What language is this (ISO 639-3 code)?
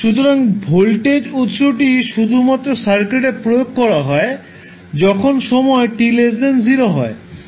ben